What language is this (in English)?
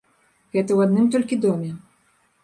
Belarusian